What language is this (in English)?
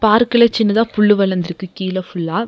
Tamil